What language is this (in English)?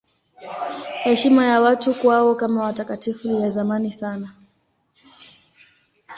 Swahili